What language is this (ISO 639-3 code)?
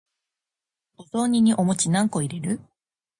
jpn